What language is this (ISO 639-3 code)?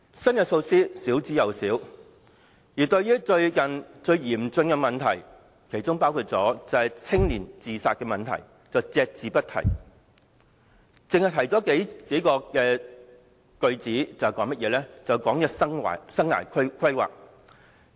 yue